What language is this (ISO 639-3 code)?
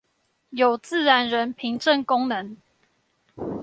zho